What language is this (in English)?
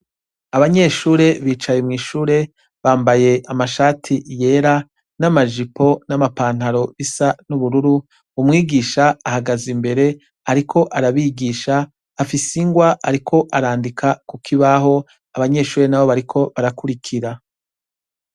Rundi